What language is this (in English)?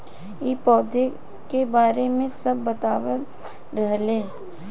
Bhojpuri